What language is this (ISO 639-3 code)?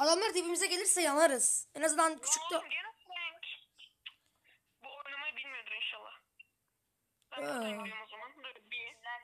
tur